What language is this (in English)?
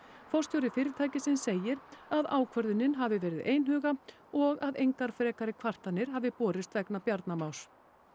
Icelandic